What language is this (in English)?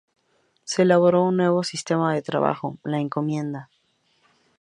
Spanish